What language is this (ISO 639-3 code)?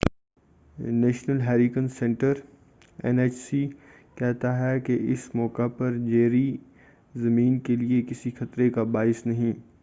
urd